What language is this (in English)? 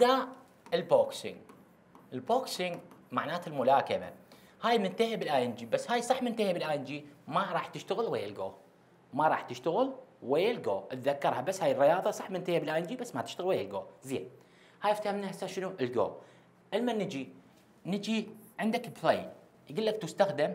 Arabic